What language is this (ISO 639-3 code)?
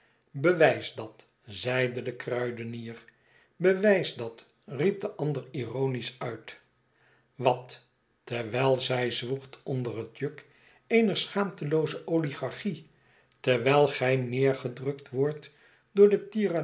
nld